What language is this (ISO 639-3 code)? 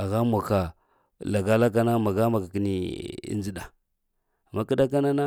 hia